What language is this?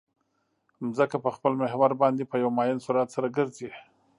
Pashto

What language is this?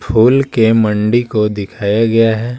Hindi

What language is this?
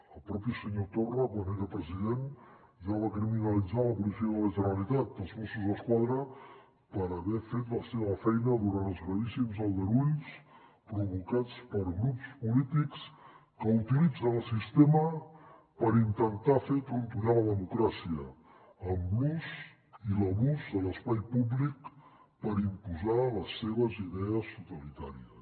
Catalan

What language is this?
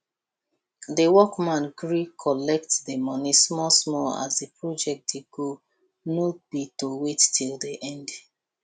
Nigerian Pidgin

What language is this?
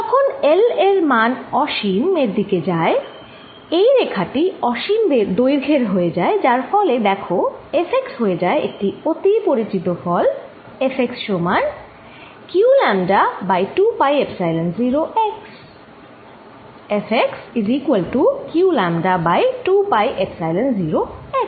Bangla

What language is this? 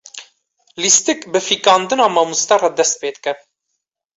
Kurdish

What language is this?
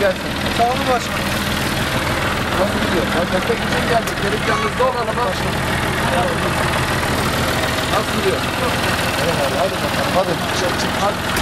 Turkish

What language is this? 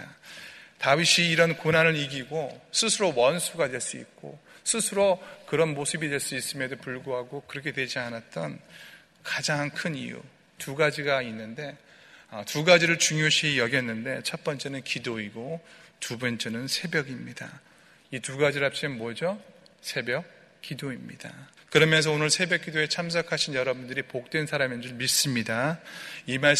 Korean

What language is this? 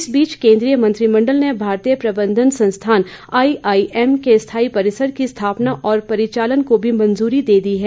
Hindi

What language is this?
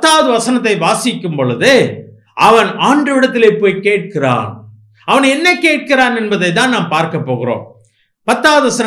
Romanian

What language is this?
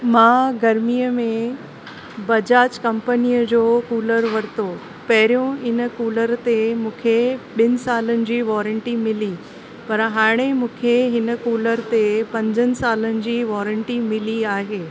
Sindhi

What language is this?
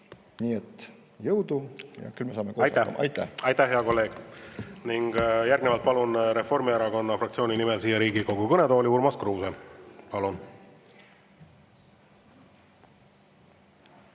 Estonian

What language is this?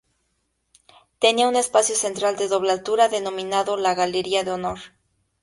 Spanish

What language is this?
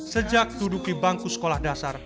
Indonesian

